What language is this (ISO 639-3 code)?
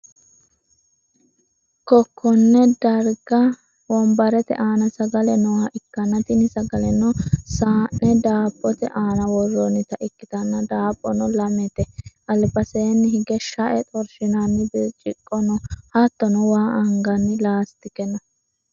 sid